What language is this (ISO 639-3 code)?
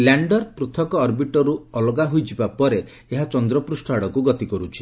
ori